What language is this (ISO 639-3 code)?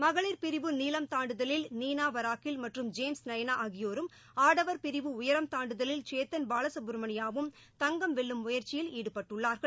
tam